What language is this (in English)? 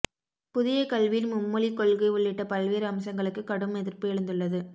Tamil